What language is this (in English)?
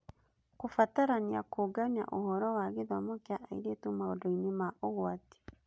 Kikuyu